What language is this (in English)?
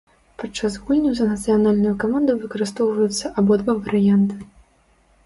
Belarusian